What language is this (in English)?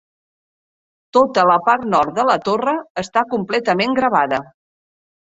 Catalan